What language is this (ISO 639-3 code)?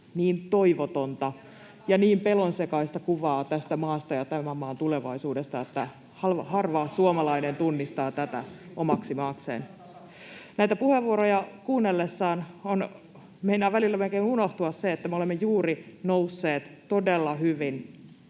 fin